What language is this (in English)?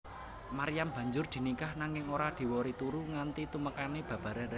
Javanese